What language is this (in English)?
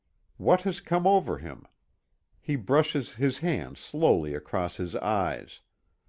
English